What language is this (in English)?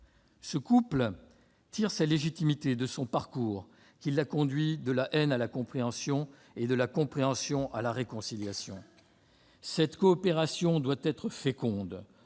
French